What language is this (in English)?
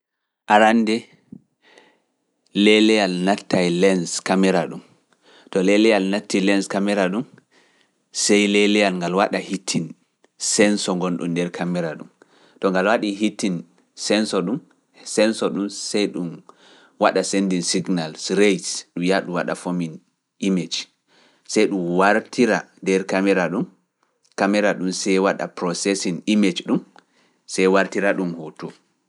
Fula